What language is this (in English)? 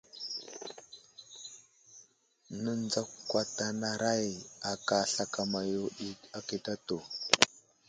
Wuzlam